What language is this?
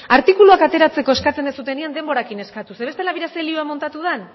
Basque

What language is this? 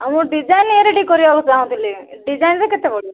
Odia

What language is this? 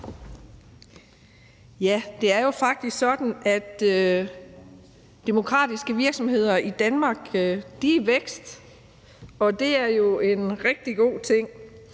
Danish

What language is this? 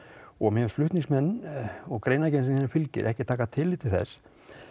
Icelandic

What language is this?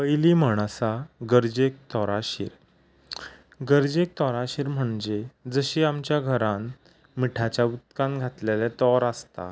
Konkani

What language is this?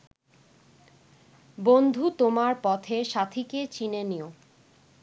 Bangla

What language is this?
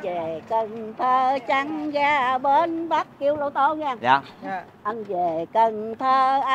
Vietnamese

